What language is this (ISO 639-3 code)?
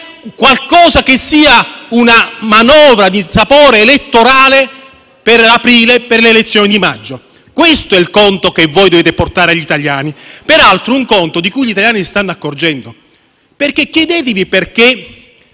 ita